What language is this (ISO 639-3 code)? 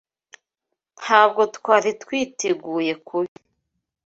kin